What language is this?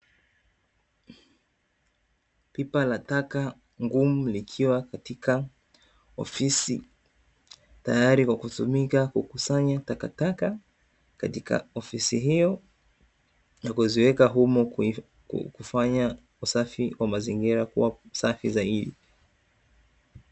Swahili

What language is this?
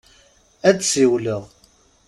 Kabyle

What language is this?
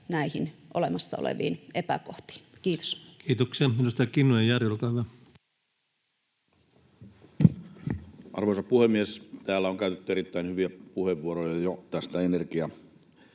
Finnish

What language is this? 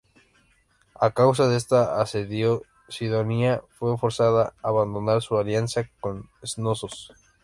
Spanish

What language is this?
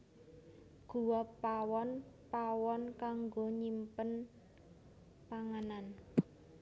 Javanese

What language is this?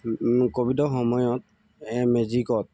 Assamese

